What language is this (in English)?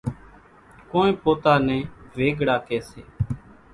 Kachi Koli